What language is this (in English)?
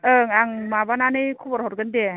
Bodo